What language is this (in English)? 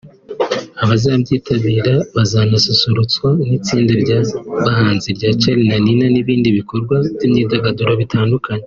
Kinyarwanda